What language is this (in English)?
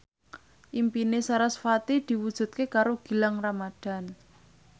Javanese